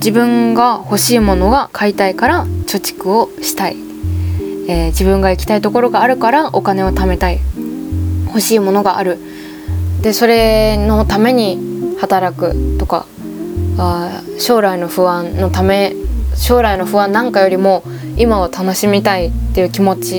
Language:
Japanese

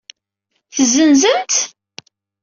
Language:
Kabyle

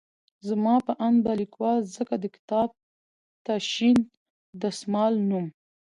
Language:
Pashto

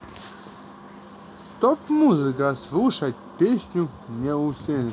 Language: Russian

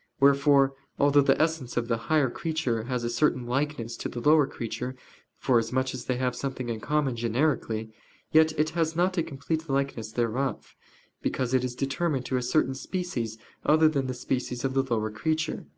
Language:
English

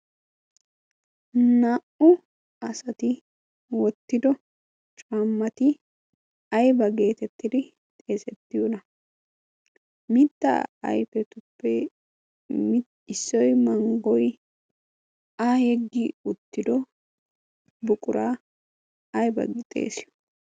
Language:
Wolaytta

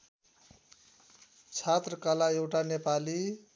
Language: Nepali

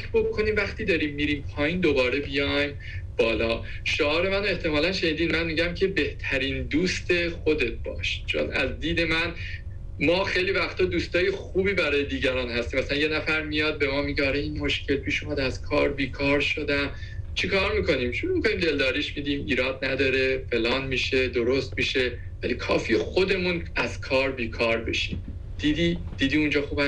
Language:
Persian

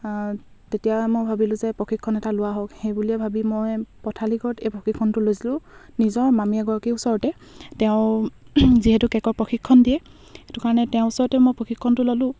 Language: Assamese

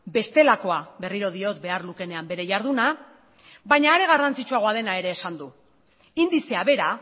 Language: Basque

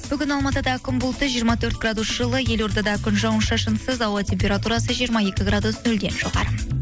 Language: Kazakh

